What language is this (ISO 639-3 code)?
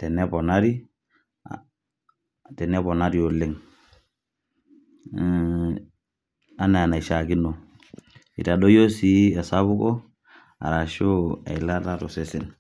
mas